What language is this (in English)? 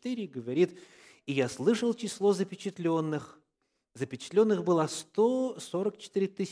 Russian